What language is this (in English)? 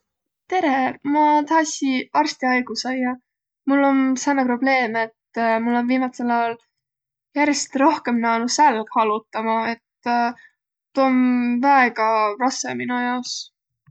Võro